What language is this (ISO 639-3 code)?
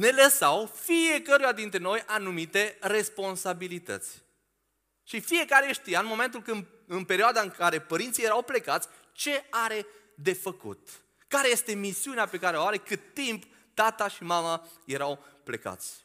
ron